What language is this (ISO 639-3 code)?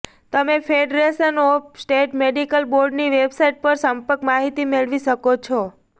guj